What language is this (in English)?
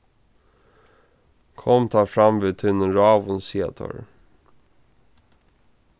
Faroese